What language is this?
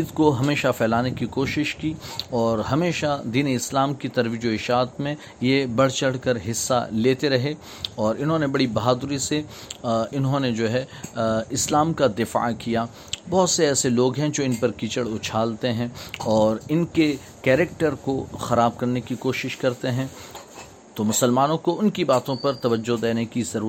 Urdu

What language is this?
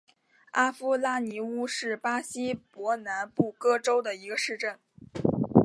Chinese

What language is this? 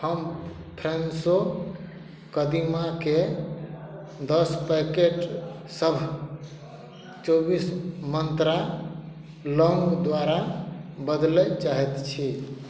Maithili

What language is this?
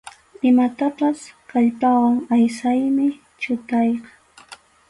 Arequipa-La Unión Quechua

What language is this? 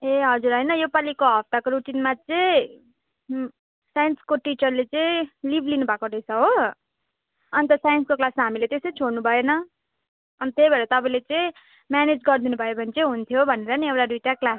Nepali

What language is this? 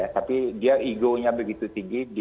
Indonesian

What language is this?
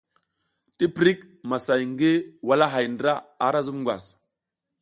South Giziga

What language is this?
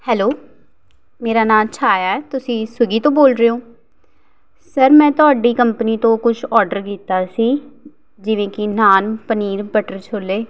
Punjabi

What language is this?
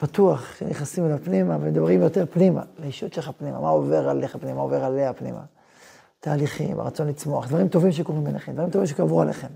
Hebrew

